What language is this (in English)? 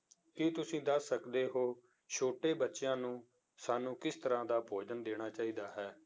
Punjabi